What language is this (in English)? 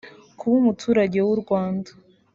Kinyarwanda